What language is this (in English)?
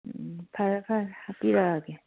Manipuri